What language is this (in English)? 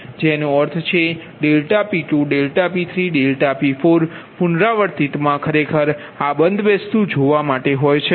Gujarati